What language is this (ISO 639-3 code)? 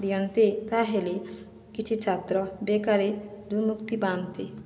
ori